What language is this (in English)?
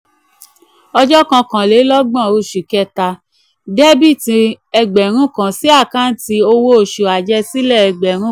Yoruba